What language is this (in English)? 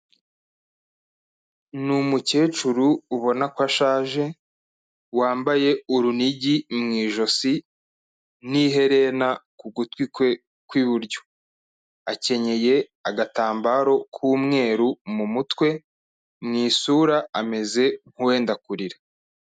Kinyarwanda